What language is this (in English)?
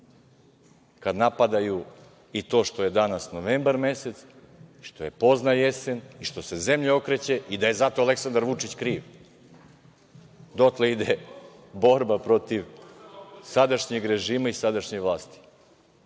Serbian